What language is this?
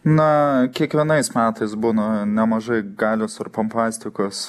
Lithuanian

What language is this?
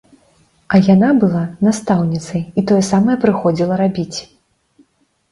Belarusian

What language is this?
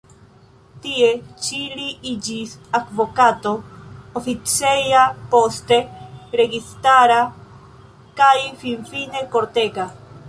Esperanto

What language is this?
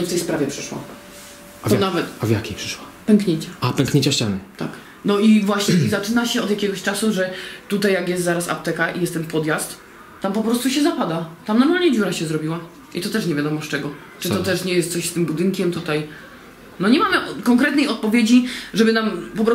Polish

